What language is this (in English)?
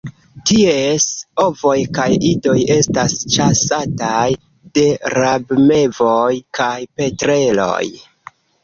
Esperanto